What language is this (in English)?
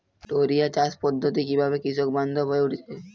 Bangla